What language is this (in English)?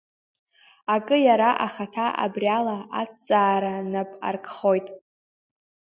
Abkhazian